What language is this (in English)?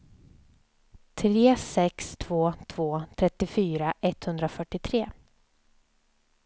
Swedish